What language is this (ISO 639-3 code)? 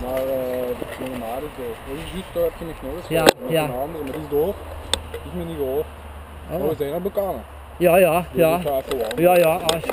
nld